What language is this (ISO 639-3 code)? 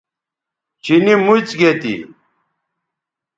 btv